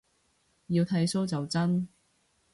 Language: Cantonese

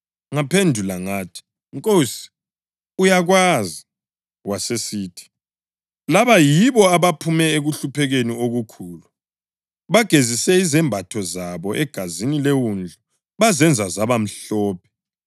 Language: North Ndebele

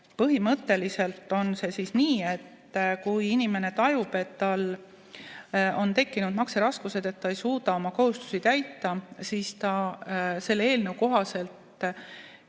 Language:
Estonian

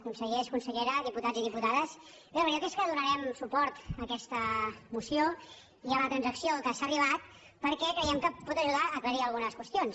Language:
Catalan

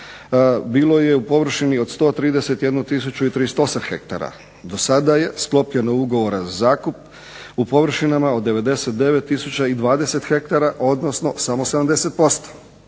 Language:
Croatian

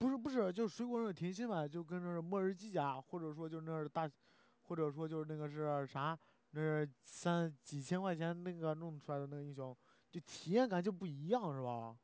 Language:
Chinese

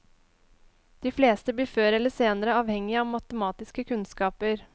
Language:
Norwegian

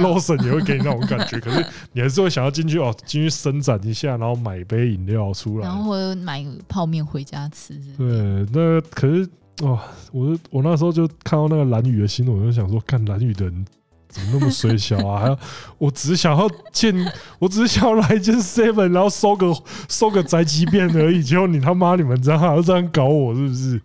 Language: Chinese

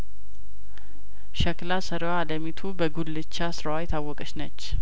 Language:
Amharic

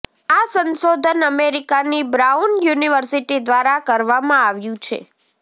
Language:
Gujarati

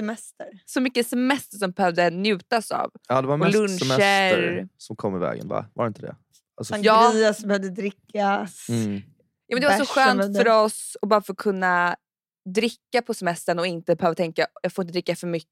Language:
Swedish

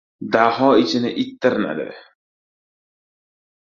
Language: Uzbek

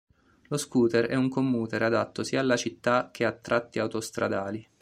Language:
Italian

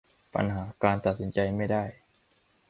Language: Thai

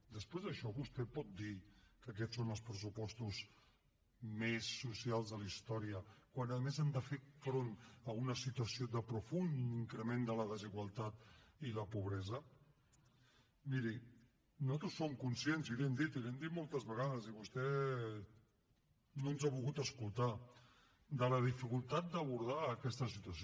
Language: Catalan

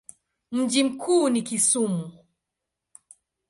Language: Swahili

